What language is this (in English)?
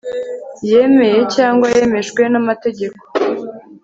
Kinyarwanda